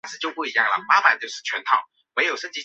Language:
Chinese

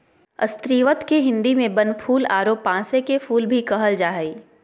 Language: Magahi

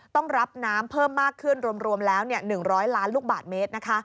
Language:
Thai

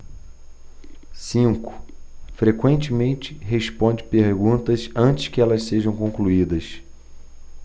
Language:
Portuguese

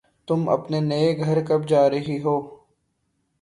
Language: Urdu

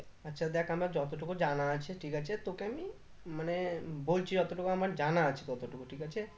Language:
Bangla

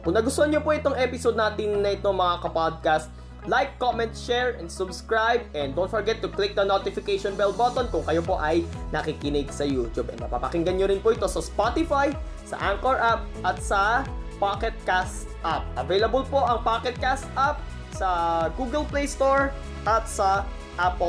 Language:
Filipino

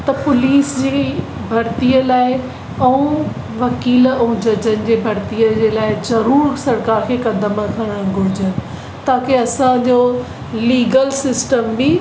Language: Sindhi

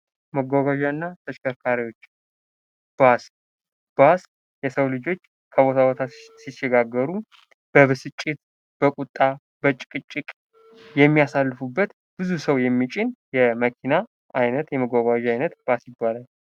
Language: Amharic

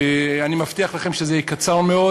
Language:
Hebrew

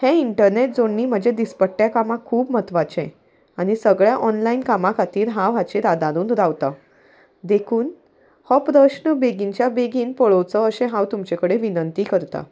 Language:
Konkani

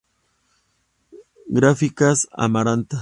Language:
Spanish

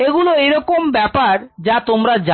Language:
Bangla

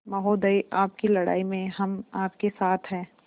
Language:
Hindi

